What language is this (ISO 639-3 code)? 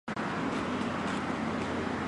zho